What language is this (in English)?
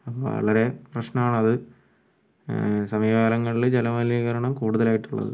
Malayalam